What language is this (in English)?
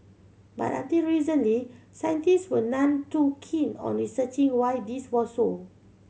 English